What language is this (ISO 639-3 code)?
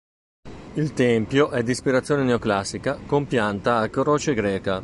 ita